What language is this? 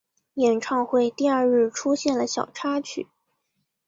Chinese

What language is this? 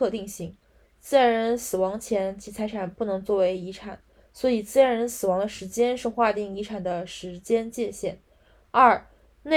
Chinese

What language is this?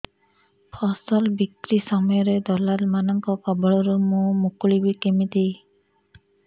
Odia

